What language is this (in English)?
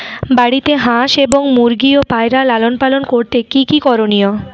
Bangla